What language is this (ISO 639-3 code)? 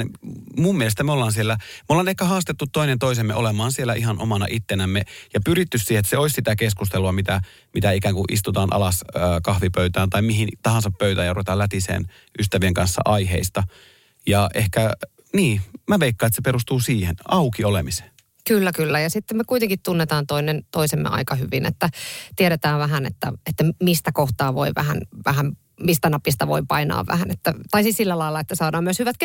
fin